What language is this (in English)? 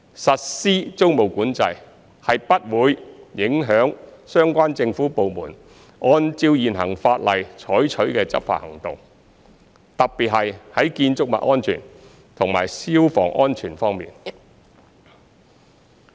Cantonese